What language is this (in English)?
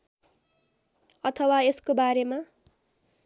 Nepali